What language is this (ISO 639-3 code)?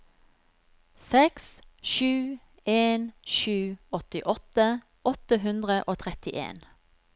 nor